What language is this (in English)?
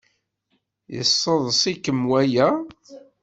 Kabyle